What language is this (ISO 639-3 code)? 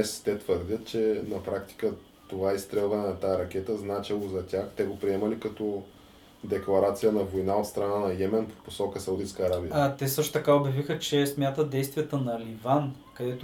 bul